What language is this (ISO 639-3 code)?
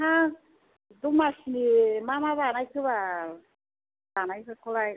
brx